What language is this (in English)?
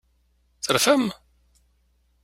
Kabyle